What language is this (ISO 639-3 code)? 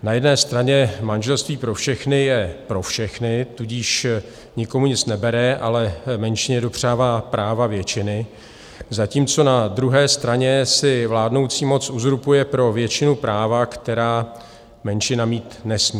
ces